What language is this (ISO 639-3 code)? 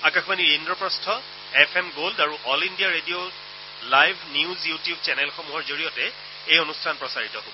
asm